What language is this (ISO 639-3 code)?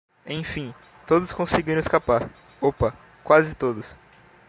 por